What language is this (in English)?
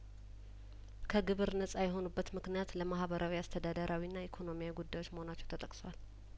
Amharic